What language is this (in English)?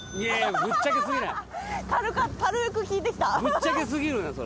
Japanese